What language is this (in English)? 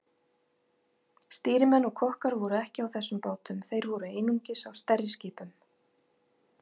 Icelandic